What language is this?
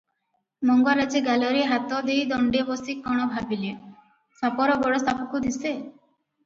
Odia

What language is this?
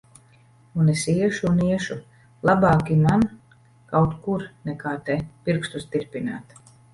Latvian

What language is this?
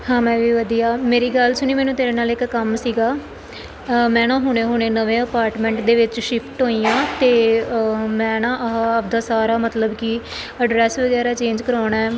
Punjabi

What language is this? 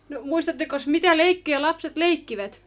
Finnish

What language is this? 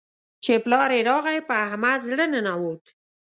Pashto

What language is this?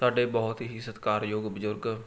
Punjabi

